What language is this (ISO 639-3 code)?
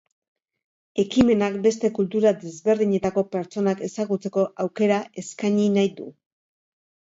eus